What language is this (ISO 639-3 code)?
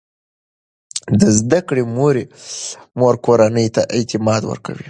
pus